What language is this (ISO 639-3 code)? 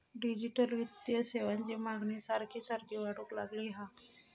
mar